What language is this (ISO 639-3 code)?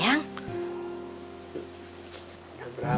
ind